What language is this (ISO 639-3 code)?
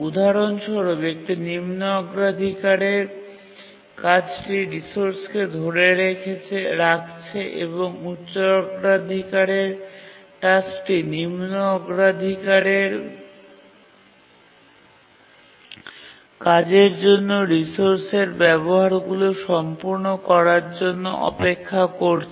ben